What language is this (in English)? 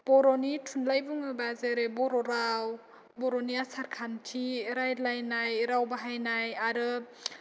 Bodo